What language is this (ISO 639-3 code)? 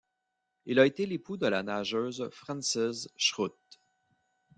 fra